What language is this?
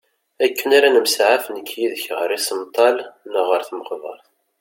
Kabyle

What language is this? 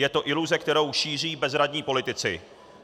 Czech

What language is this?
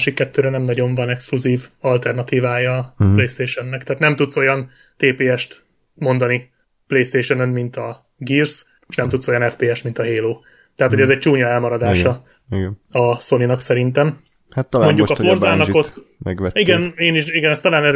Hungarian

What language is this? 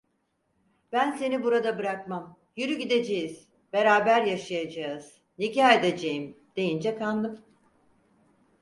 Turkish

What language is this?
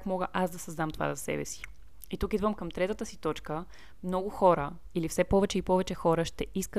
Bulgarian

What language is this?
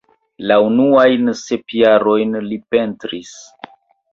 Esperanto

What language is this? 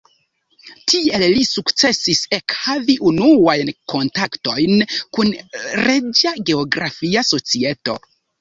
Esperanto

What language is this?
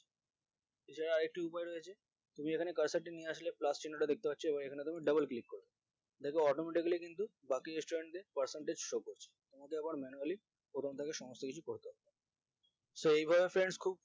Bangla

